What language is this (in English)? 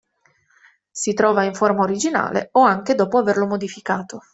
Italian